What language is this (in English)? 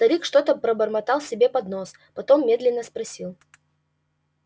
Russian